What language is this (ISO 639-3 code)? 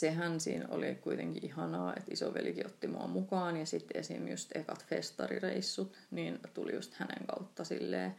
fin